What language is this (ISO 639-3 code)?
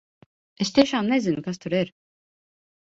lav